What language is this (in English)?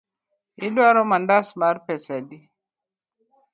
Luo (Kenya and Tanzania)